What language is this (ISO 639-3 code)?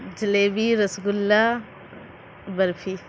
urd